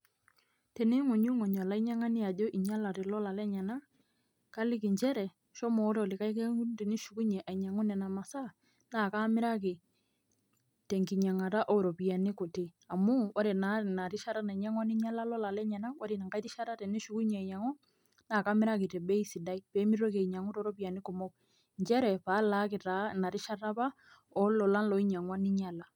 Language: Masai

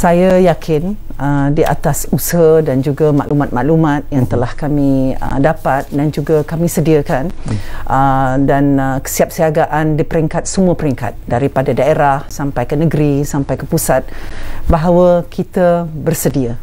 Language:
Malay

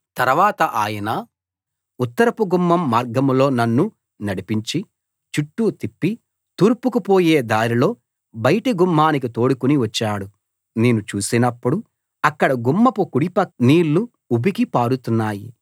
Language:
Telugu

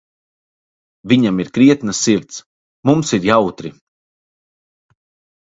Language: Latvian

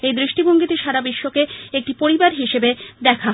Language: Bangla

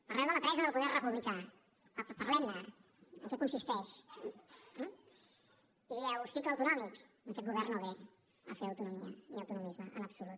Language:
Catalan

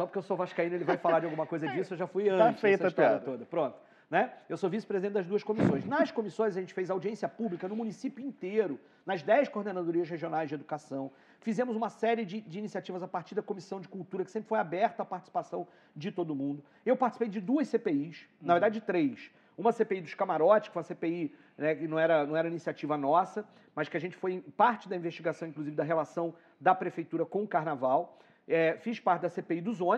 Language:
Portuguese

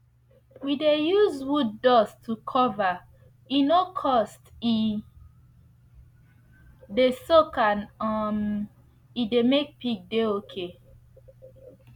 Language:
Nigerian Pidgin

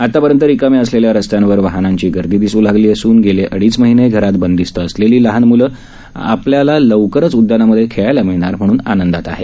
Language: Marathi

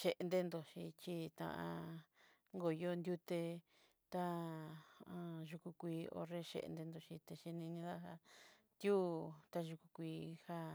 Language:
Southeastern Nochixtlán Mixtec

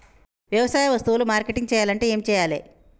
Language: Telugu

